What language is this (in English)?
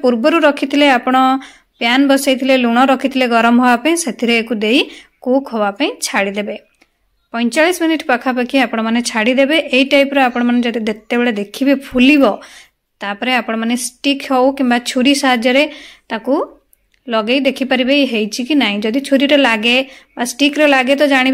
Gujarati